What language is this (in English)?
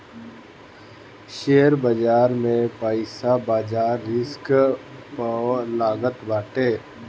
Bhojpuri